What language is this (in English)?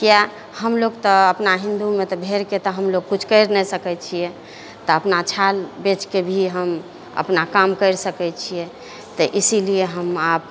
Maithili